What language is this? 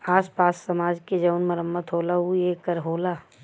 Bhojpuri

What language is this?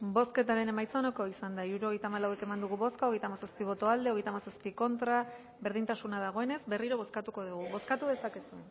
Basque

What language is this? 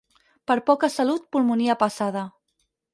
Catalan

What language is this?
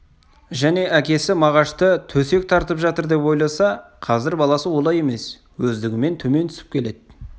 Kazakh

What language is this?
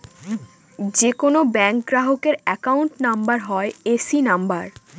Bangla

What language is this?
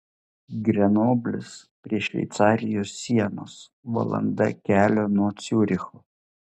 Lithuanian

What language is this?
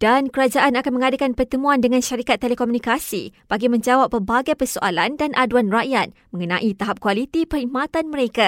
Malay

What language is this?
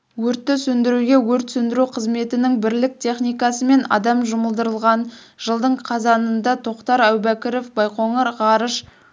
Kazakh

